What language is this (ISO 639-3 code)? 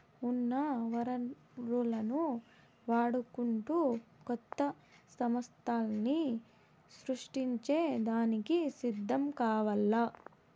tel